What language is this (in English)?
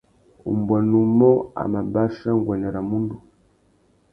Tuki